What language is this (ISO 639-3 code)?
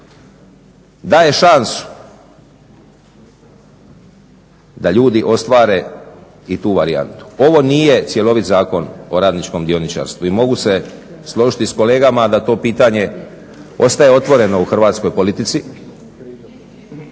hrv